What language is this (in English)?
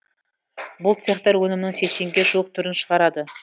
Kazakh